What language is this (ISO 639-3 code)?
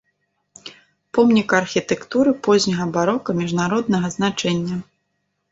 bel